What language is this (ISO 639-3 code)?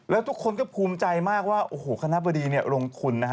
tha